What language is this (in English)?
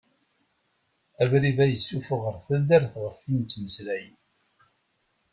Kabyle